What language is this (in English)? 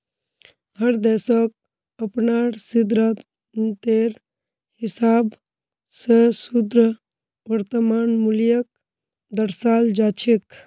Magahi